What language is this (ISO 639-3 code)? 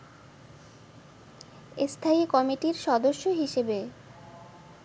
ben